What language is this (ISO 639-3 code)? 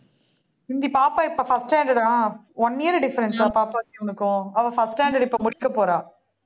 tam